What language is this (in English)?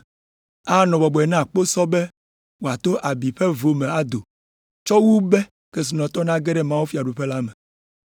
Ewe